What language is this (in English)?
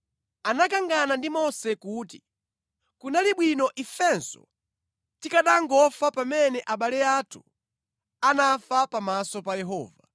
Nyanja